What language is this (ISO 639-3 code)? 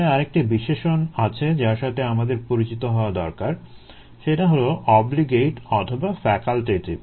ben